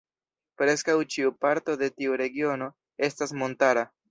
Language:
Esperanto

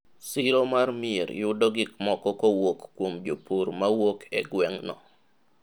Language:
Luo (Kenya and Tanzania)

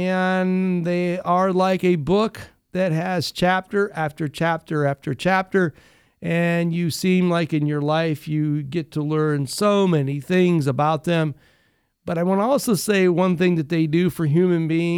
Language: English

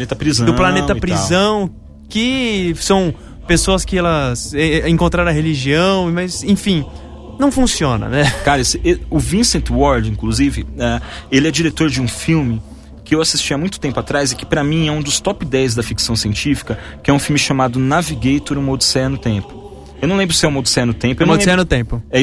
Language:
Portuguese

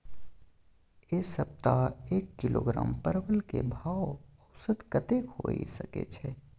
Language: Maithili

